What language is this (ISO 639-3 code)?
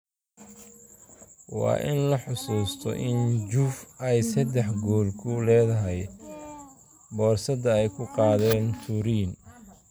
som